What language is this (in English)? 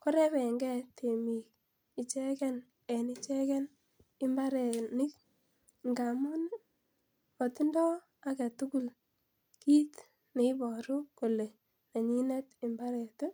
Kalenjin